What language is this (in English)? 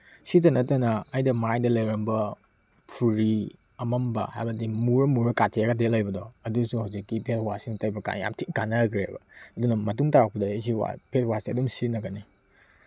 Manipuri